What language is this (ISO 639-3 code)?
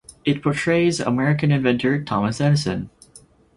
eng